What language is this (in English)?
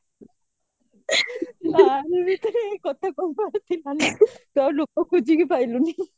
Odia